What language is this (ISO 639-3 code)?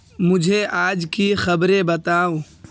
urd